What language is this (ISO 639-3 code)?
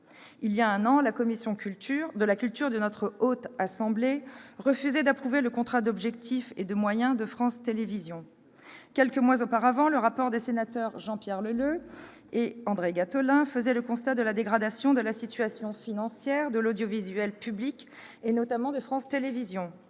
fra